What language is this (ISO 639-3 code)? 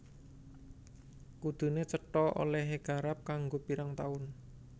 jav